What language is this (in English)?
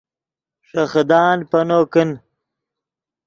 Yidgha